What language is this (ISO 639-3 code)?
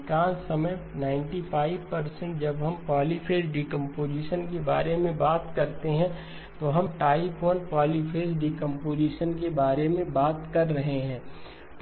hin